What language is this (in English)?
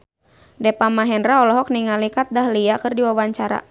Sundanese